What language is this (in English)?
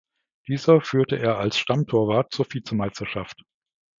German